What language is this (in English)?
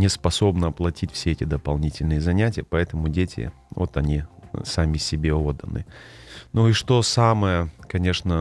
Russian